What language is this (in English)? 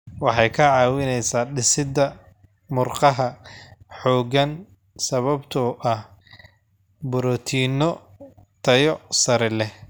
Somali